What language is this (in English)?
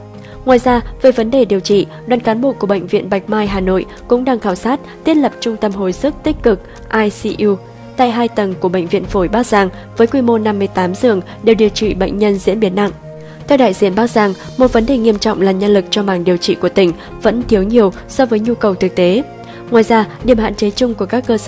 Vietnamese